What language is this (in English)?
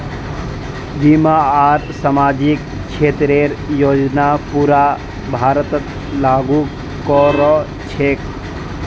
Magahi